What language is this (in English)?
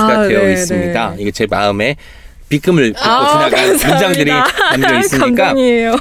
Korean